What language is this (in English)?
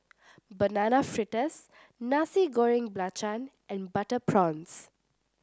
English